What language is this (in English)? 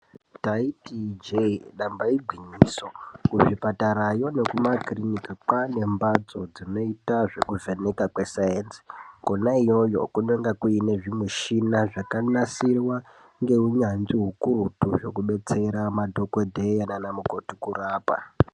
Ndau